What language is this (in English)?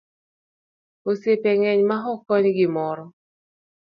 Luo (Kenya and Tanzania)